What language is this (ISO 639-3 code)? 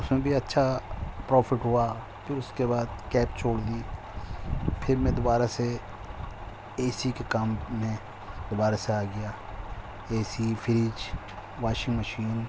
urd